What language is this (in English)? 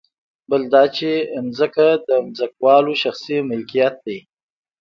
Pashto